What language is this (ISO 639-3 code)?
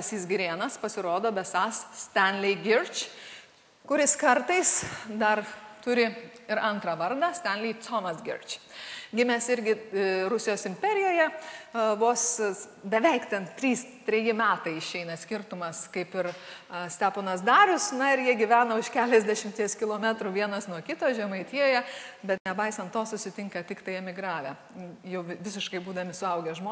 lit